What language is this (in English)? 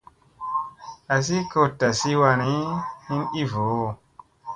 Musey